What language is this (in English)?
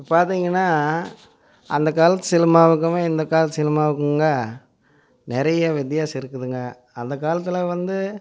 Tamil